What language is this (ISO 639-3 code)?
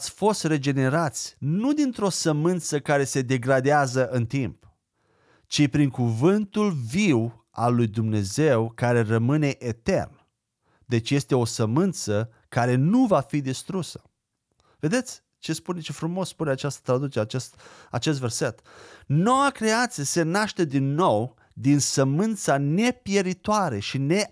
ron